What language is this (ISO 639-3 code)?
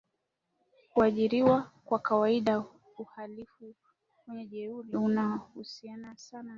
swa